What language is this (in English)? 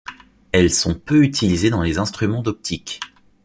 French